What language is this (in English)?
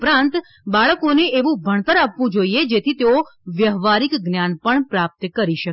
Gujarati